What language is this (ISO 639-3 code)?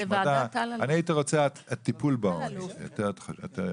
heb